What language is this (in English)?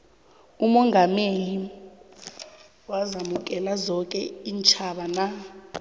South Ndebele